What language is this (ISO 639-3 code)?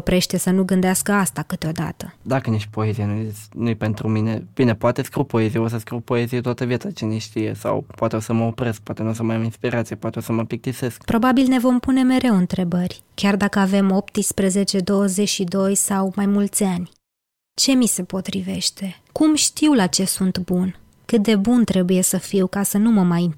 ron